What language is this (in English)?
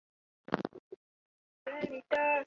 Chinese